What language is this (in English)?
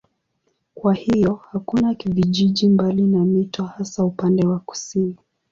Swahili